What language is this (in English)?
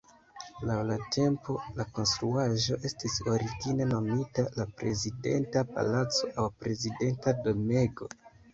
Esperanto